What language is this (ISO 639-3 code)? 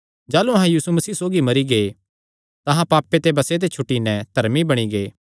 xnr